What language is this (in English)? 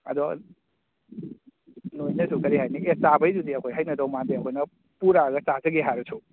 Manipuri